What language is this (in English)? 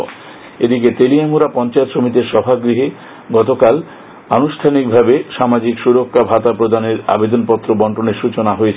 Bangla